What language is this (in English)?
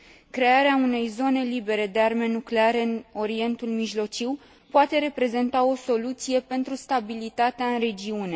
Romanian